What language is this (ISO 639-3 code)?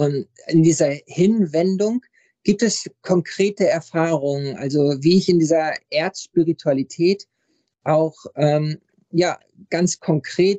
deu